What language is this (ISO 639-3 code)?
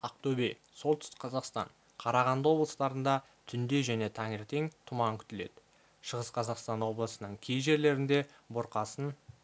kaz